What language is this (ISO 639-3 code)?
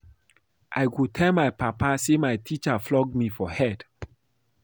pcm